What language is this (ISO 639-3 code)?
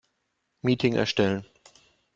deu